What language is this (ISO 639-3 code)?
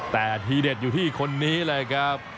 tha